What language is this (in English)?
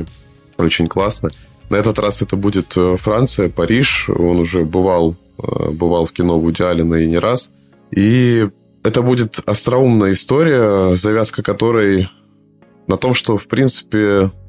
Russian